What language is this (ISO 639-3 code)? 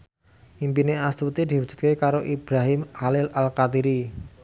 jav